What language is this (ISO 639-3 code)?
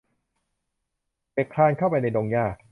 tha